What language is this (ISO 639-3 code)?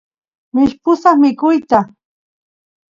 qus